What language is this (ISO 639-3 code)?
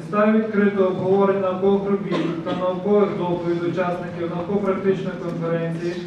ukr